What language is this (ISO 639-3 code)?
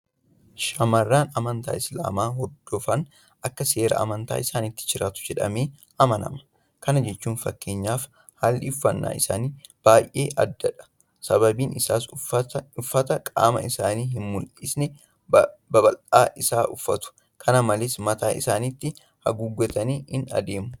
orm